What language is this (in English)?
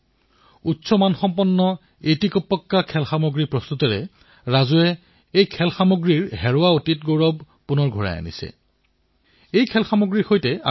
Assamese